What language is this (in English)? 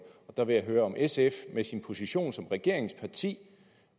Danish